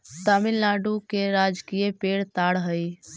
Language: Magahi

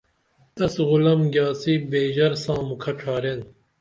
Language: Dameli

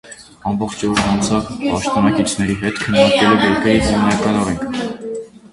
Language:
Armenian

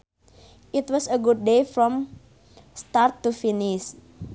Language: Sundanese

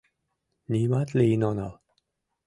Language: Mari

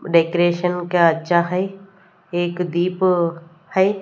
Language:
Hindi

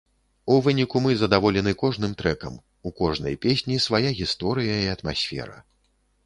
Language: Belarusian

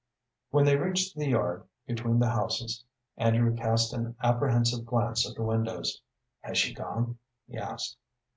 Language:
English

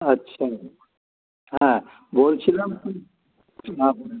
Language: Bangla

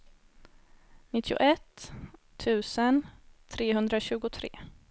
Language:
Swedish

